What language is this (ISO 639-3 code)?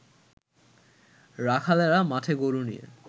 ben